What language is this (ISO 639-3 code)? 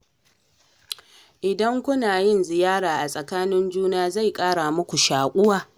hau